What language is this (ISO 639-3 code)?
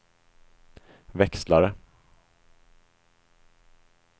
swe